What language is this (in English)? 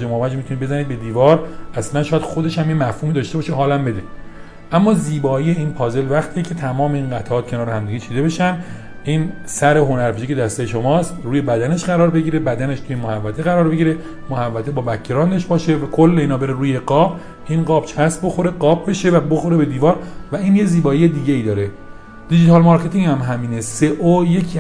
Persian